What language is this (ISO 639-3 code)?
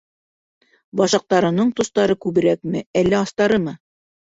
bak